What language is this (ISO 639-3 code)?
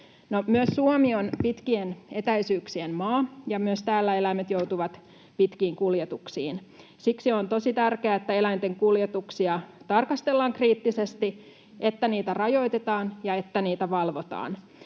fin